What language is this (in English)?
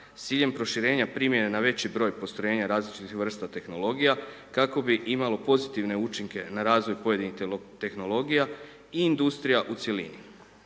Croatian